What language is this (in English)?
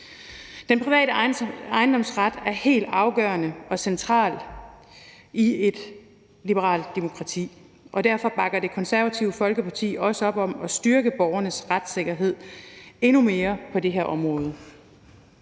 Danish